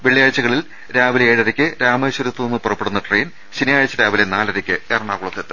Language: Malayalam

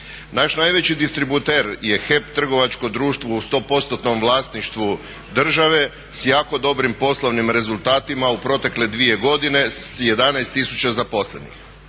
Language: Croatian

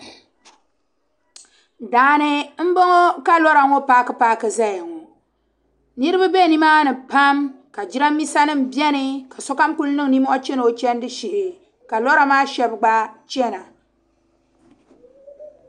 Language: Dagbani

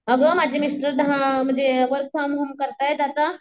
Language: Marathi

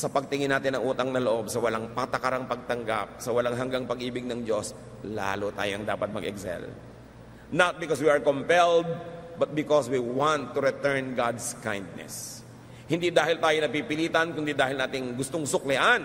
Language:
Filipino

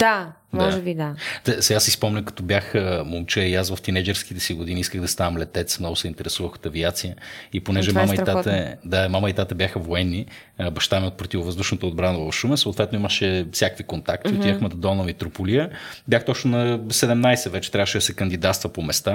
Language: Bulgarian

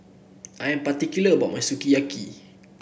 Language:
English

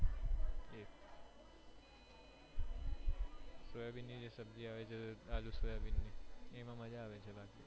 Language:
Gujarati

